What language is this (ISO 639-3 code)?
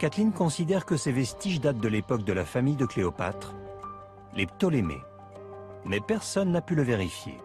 fra